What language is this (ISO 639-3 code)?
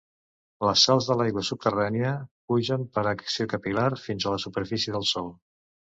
cat